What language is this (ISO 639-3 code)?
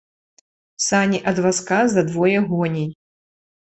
bel